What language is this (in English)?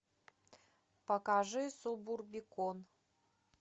Russian